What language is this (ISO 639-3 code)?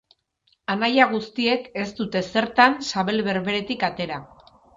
eus